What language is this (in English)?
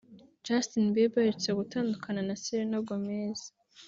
Kinyarwanda